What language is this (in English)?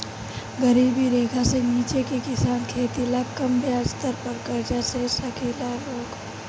Bhojpuri